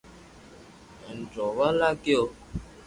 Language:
Loarki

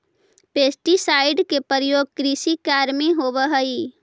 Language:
Magahi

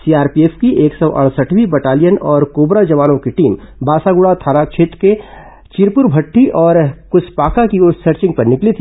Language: Hindi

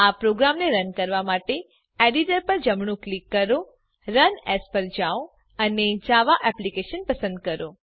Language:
Gujarati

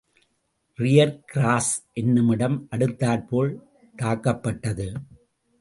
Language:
Tamil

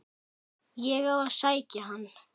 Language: Icelandic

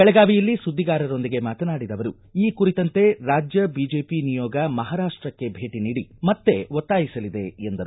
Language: Kannada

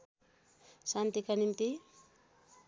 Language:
Nepali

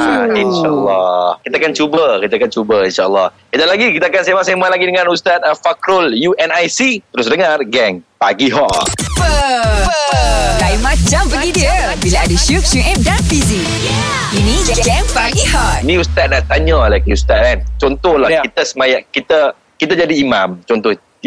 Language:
Malay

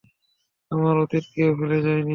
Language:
Bangla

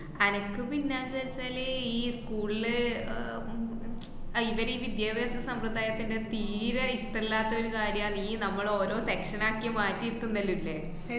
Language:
Malayalam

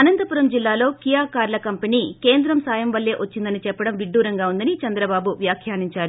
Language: Telugu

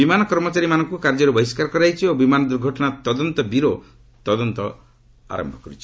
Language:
Odia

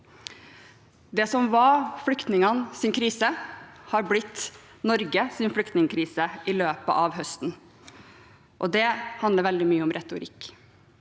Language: Norwegian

